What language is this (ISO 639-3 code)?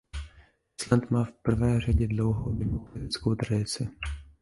ces